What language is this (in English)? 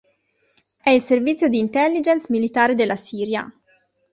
Italian